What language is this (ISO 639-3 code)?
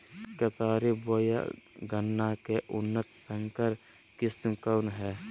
mag